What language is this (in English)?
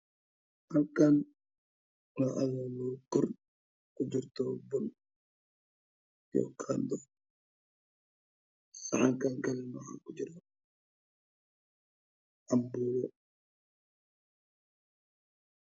Somali